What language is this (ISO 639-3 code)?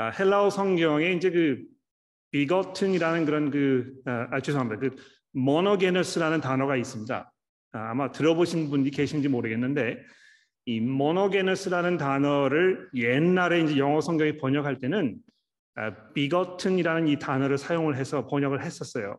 kor